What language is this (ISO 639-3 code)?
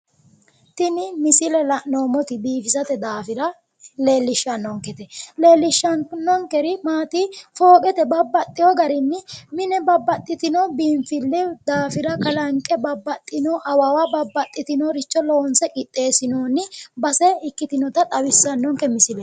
sid